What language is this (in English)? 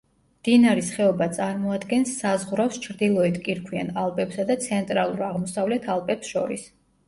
Georgian